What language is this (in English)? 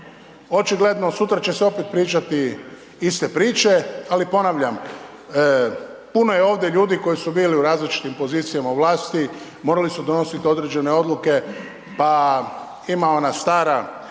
Croatian